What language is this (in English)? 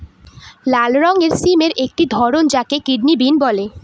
Bangla